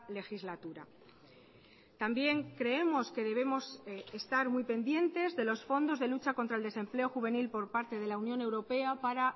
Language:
Spanish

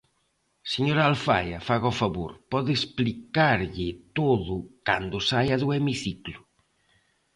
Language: Galician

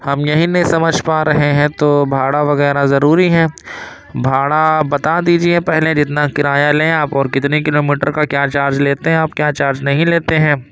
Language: Urdu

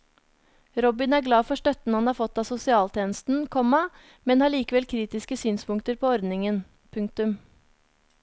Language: Norwegian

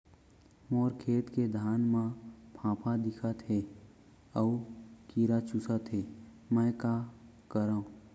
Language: Chhattisgarhi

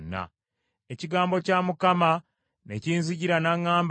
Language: Ganda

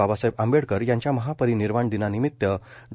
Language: Marathi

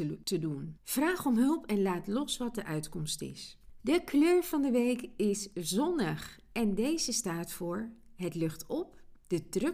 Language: Dutch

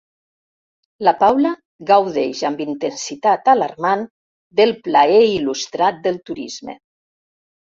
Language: Catalan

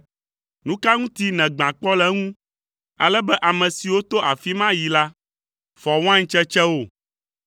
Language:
Ewe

